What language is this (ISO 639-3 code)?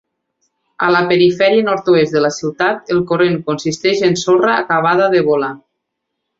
cat